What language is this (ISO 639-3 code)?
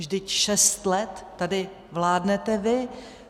ces